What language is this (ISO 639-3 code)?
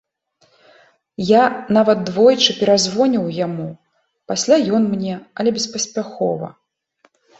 bel